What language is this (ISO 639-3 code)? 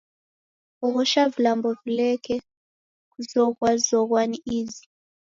dav